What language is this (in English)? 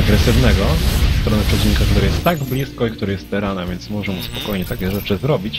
Polish